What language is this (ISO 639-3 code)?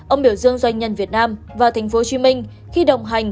vie